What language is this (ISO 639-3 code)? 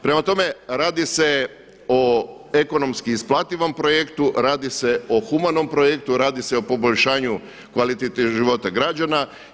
hrv